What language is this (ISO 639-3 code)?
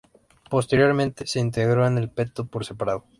spa